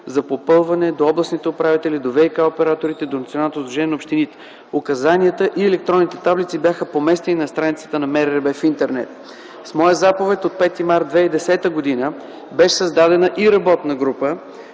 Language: Bulgarian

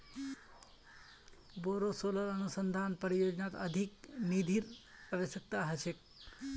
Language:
Magahi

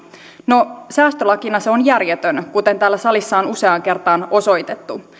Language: Finnish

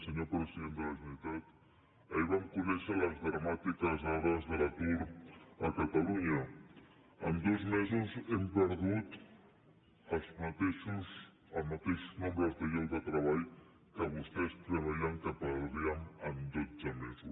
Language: Catalan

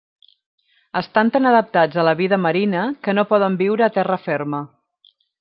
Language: Catalan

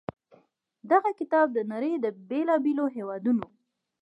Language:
Pashto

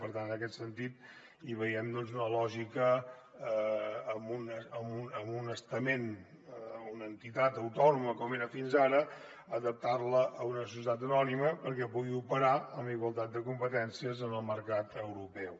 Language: Catalan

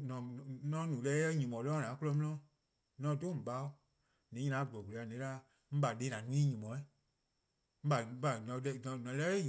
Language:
Eastern Krahn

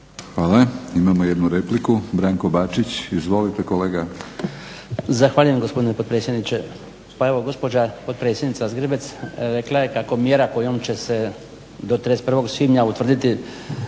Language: Croatian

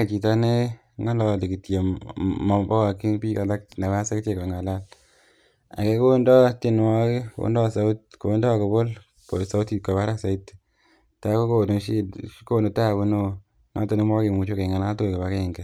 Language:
Kalenjin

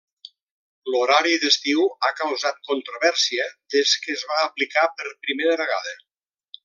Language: Catalan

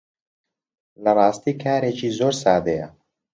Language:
Central Kurdish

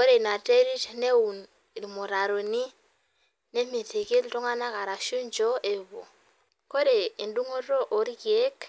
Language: Masai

